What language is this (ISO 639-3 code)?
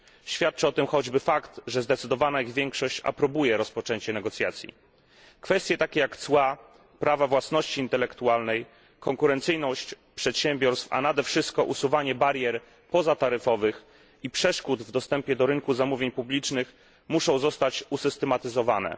pol